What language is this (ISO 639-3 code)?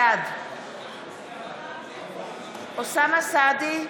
heb